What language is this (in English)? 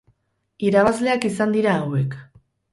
Basque